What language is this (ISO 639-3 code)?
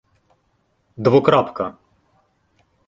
ukr